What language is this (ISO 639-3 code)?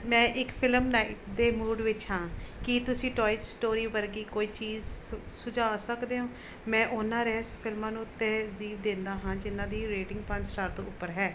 pan